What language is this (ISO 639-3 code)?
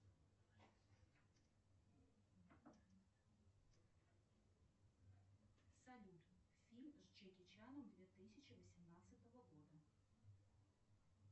rus